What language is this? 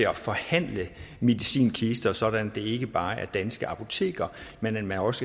Danish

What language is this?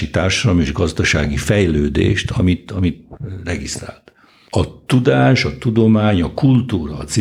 Hungarian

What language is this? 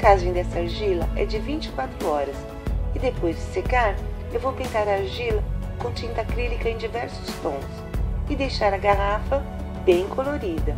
Portuguese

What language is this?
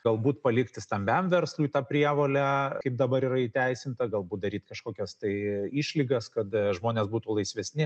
Lithuanian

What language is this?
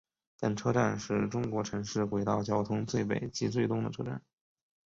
Chinese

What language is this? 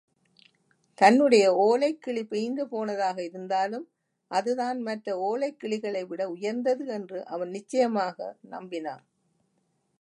Tamil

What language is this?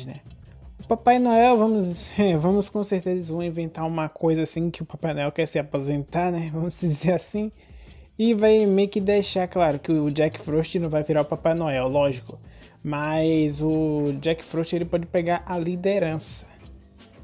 Portuguese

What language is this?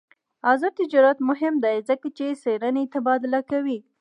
Pashto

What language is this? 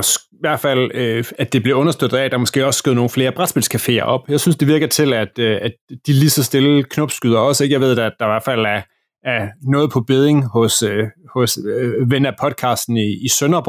Danish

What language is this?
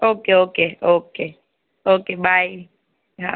Gujarati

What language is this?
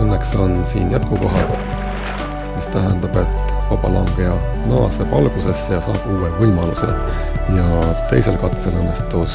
Finnish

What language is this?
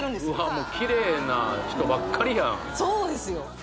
Japanese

